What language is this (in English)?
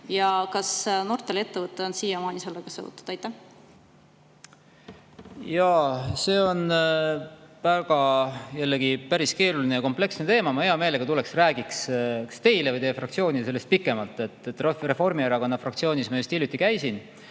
Estonian